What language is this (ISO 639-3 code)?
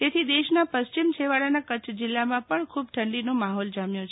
guj